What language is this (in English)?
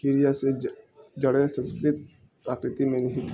Urdu